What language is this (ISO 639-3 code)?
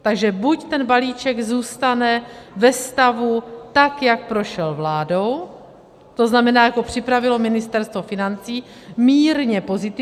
ces